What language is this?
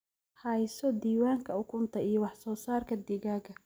Somali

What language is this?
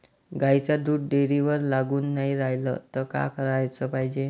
Marathi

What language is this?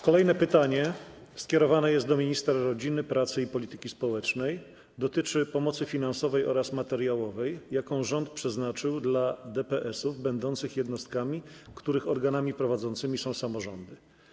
Polish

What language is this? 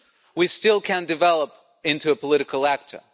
English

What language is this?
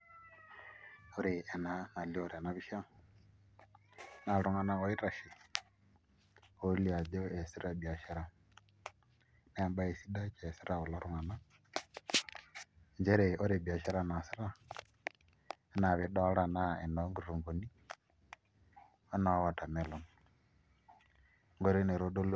Masai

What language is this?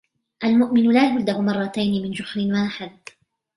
Arabic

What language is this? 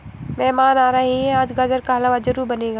Hindi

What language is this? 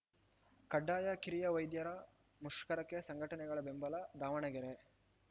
Kannada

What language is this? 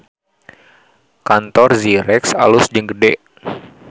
Sundanese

